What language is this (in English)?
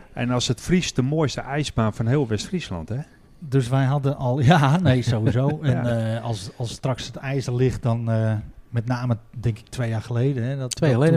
Dutch